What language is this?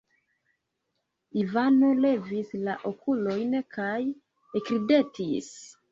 Esperanto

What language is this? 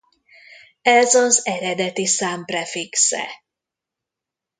Hungarian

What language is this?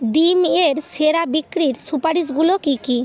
Bangla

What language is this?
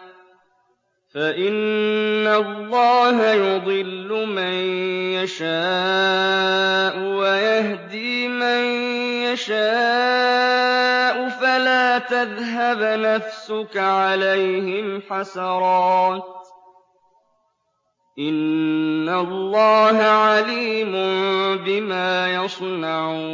Arabic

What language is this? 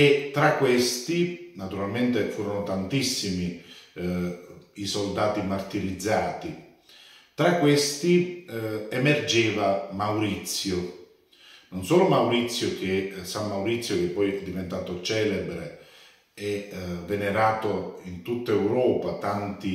Italian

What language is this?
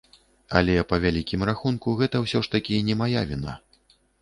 Belarusian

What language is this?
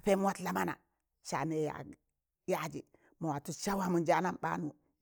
Tangale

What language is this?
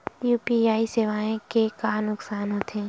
Chhattisgarhi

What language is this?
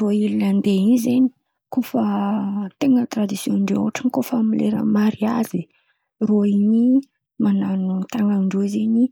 Antankarana Malagasy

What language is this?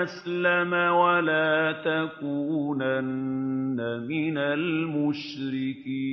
Arabic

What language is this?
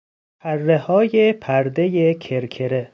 Persian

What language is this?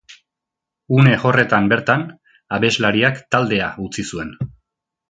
Basque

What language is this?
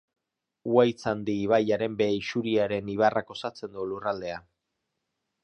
Basque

